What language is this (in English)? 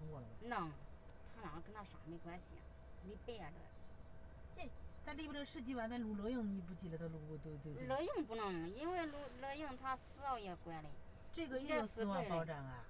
Chinese